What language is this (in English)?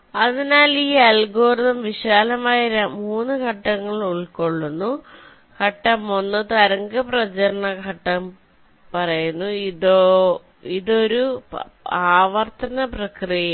Malayalam